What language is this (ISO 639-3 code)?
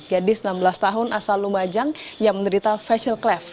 ind